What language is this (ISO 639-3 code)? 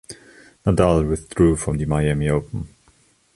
eng